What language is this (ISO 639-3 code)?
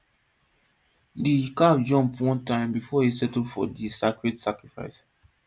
pcm